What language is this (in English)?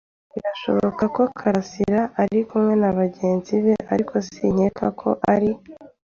Kinyarwanda